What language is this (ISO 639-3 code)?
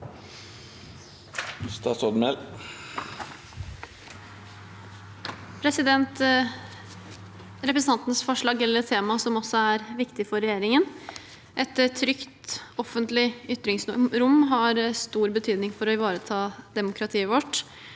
nor